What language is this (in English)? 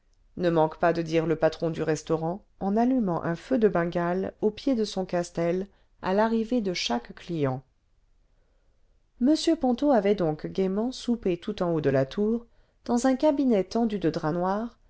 French